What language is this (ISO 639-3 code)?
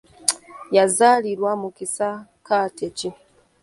lug